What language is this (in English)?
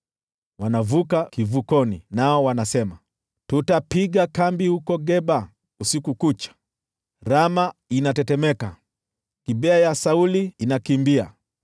Swahili